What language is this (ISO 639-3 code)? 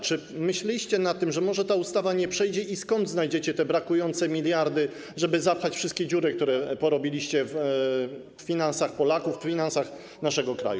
pol